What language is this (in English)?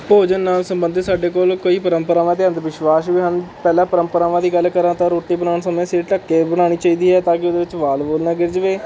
Punjabi